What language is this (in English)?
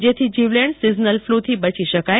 Gujarati